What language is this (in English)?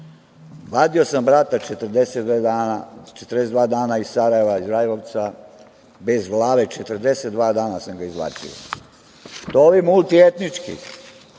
Serbian